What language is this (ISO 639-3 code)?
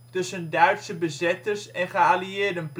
nld